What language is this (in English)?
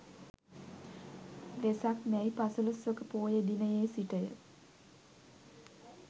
Sinhala